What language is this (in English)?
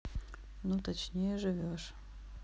Russian